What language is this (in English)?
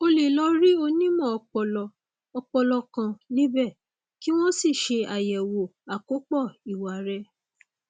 Yoruba